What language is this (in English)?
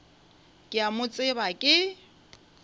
Northern Sotho